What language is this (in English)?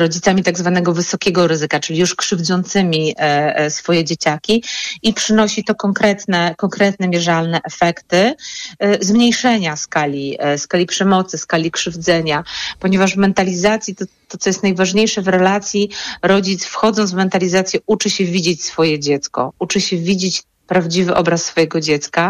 Polish